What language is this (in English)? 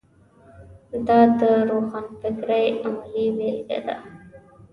Pashto